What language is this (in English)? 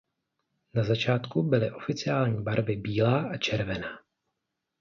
Czech